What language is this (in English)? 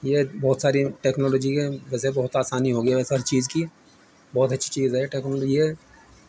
Urdu